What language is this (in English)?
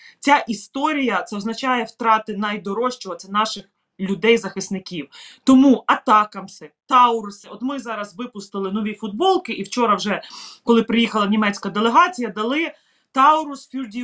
Ukrainian